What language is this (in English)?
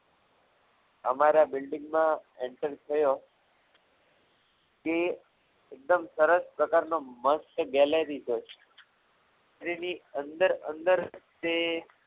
Gujarati